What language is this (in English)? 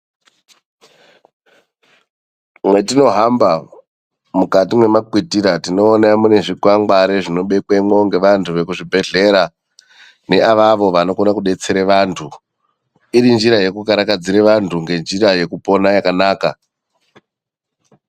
Ndau